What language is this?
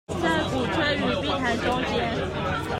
Chinese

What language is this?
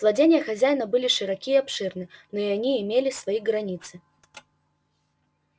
Russian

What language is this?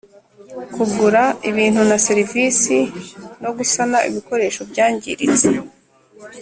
Kinyarwanda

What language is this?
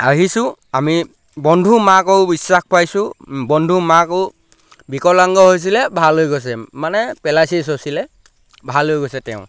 Assamese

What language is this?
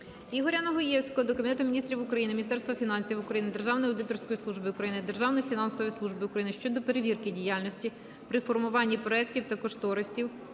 Ukrainian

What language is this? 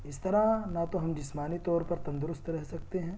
Urdu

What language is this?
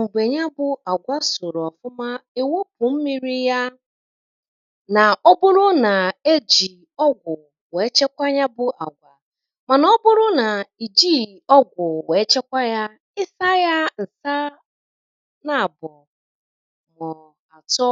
Igbo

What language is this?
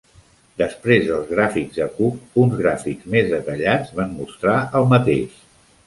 Catalan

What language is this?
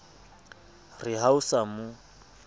Southern Sotho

